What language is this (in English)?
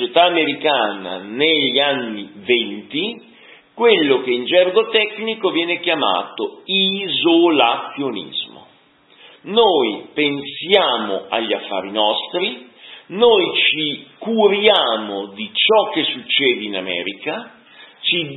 Italian